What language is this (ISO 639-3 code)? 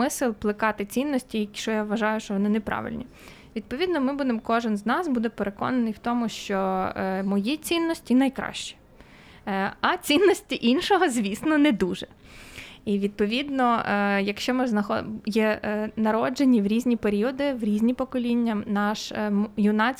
ukr